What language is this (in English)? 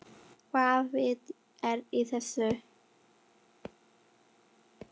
Icelandic